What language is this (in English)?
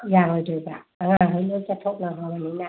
Manipuri